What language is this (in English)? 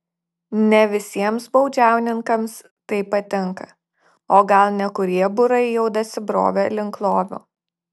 Lithuanian